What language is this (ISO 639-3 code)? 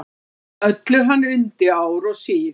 isl